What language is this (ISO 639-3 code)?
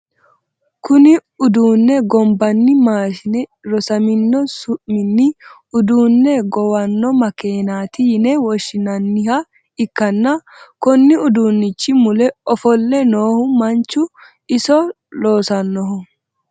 sid